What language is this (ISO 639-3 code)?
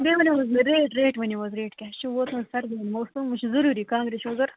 kas